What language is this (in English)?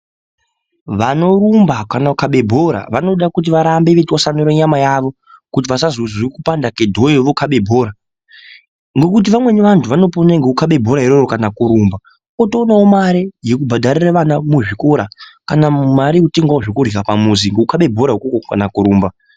Ndau